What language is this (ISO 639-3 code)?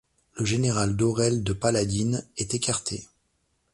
fra